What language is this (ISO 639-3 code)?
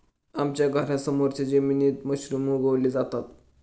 mar